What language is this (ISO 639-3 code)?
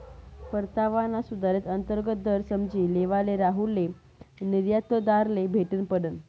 mar